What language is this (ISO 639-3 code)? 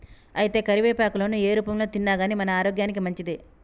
tel